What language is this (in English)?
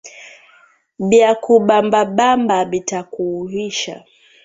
Swahili